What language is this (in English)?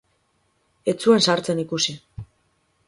Basque